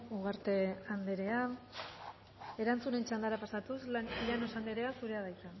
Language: Basque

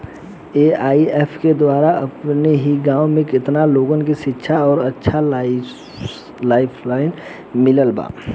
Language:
Bhojpuri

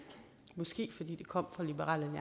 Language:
Danish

